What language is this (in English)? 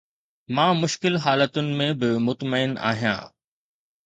Sindhi